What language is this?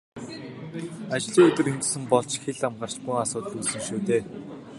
Mongolian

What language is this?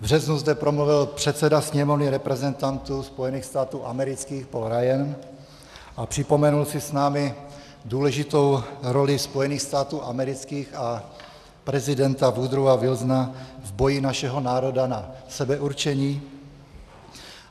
Czech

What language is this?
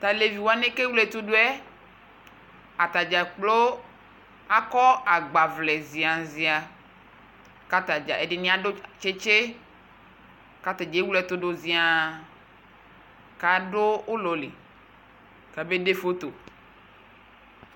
Ikposo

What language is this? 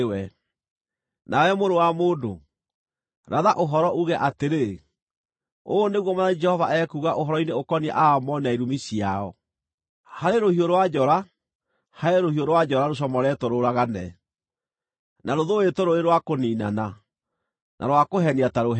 Kikuyu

